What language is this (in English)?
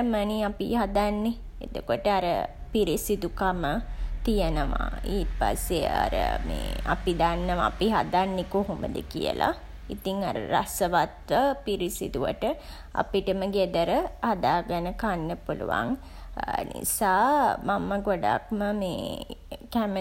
Sinhala